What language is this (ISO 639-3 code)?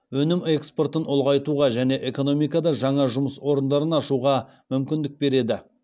kaz